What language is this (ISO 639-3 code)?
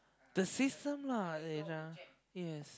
eng